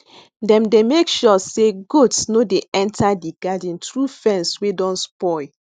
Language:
Nigerian Pidgin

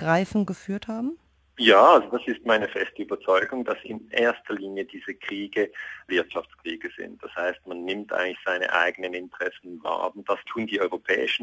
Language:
German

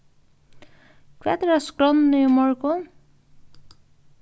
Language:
Faroese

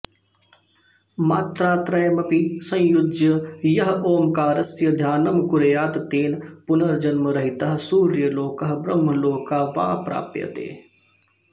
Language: Sanskrit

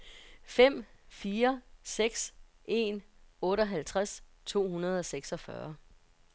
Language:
Danish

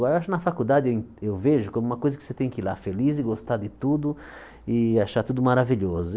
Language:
Portuguese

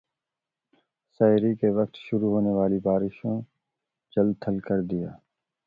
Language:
Urdu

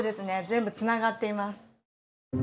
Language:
Japanese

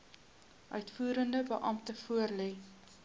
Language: Afrikaans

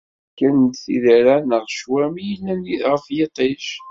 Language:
Kabyle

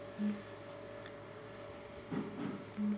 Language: Telugu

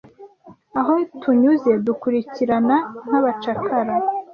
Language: Kinyarwanda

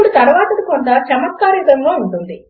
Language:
Telugu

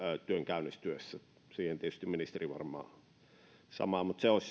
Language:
Finnish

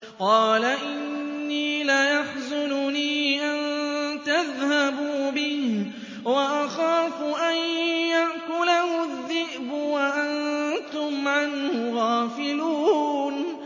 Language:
Arabic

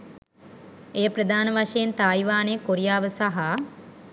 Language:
Sinhala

